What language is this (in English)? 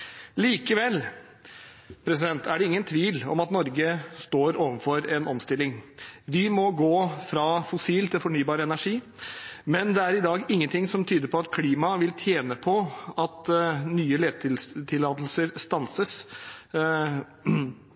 Norwegian Bokmål